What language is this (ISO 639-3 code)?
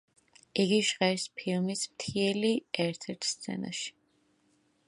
kat